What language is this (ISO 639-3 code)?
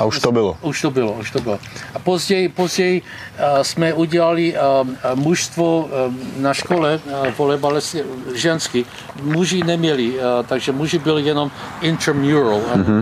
ces